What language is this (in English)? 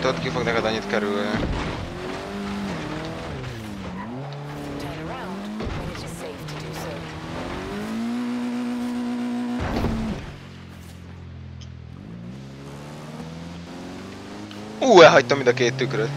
Hungarian